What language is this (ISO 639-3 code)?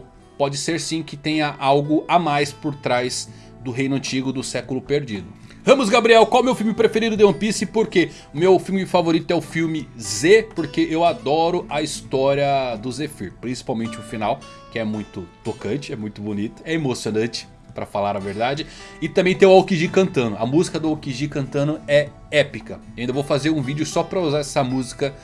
por